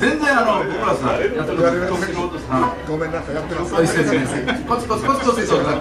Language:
Japanese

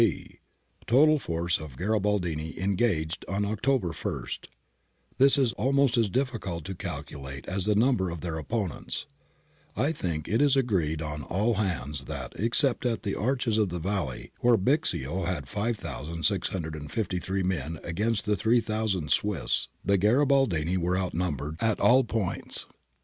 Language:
English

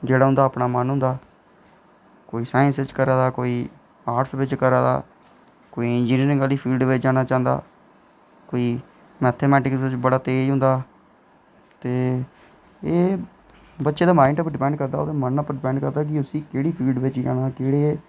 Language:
Dogri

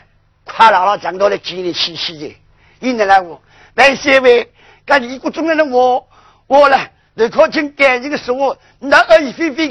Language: Chinese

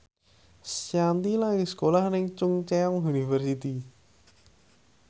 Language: Javanese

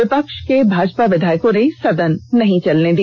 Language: Hindi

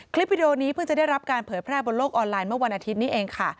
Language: Thai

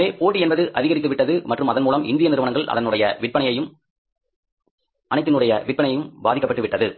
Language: Tamil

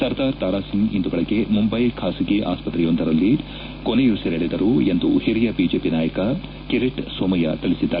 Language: Kannada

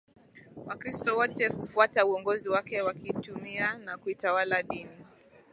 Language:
Swahili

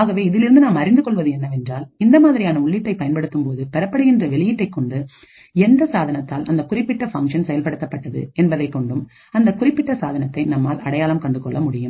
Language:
Tamil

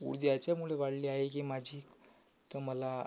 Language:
Marathi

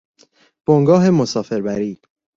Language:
Persian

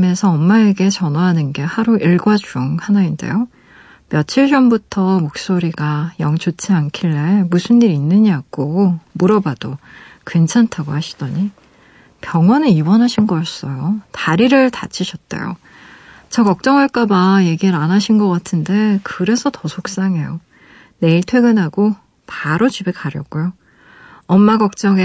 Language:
Korean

